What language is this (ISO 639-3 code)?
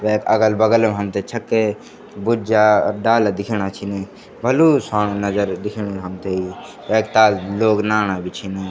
gbm